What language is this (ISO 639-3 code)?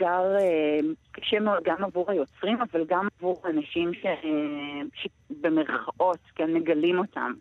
heb